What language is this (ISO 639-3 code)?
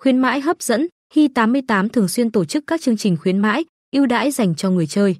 vie